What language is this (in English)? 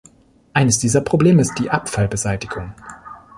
German